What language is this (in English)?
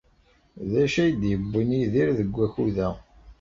Kabyle